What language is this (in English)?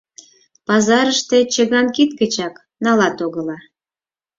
Mari